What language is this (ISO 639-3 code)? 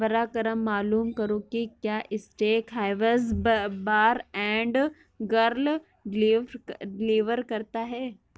urd